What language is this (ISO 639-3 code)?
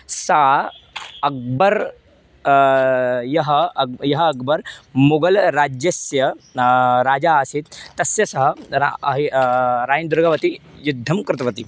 san